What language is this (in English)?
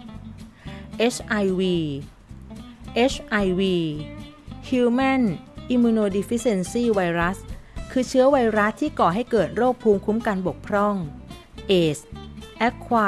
Thai